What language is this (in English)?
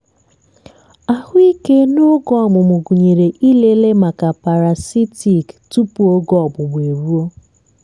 Igbo